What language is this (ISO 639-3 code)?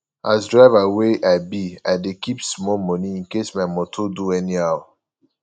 pcm